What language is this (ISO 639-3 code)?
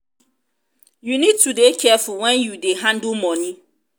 pcm